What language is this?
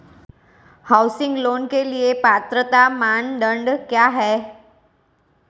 Hindi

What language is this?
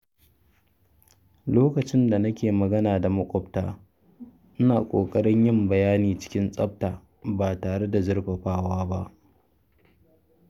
Hausa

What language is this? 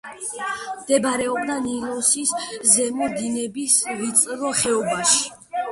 Georgian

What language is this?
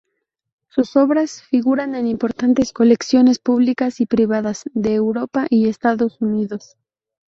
Spanish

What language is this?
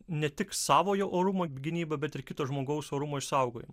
Lithuanian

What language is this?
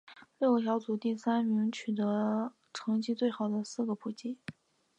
Chinese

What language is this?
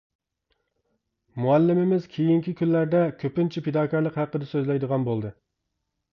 Uyghur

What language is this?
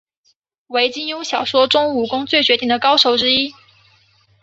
Chinese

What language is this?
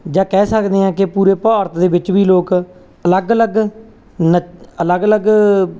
Punjabi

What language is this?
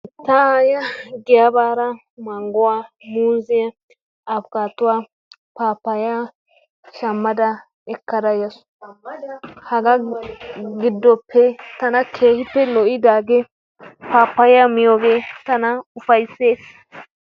Wolaytta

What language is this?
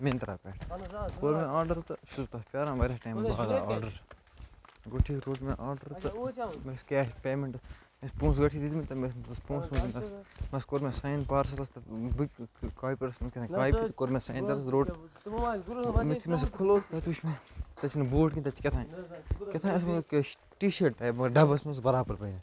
Kashmiri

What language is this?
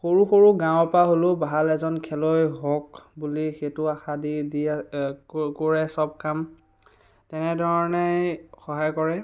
Assamese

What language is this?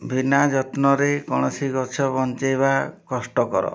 Odia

